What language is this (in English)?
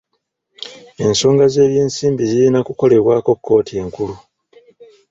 Ganda